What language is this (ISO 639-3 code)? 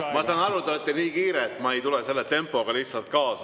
est